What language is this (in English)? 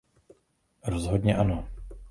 Czech